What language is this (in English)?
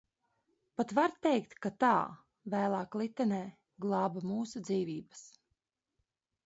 Latvian